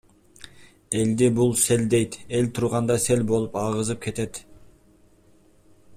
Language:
Kyrgyz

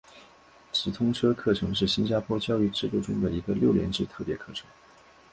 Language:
Chinese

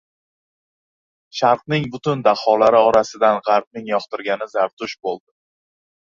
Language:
Uzbek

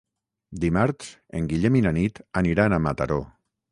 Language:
Catalan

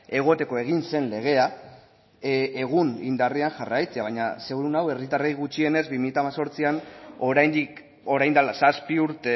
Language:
Basque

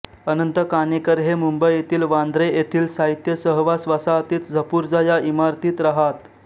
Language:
Marathi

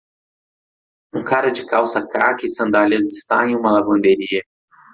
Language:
Portuguese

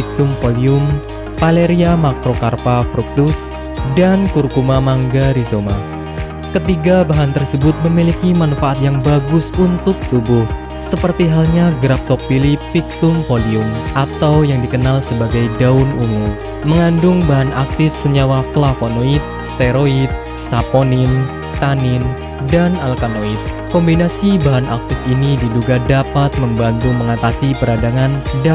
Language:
Indonesian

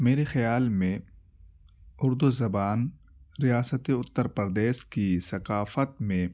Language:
Urdu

